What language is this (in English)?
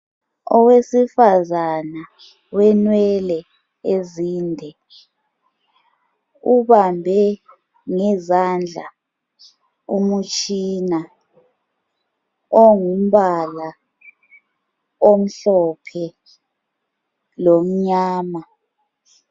North Ndebele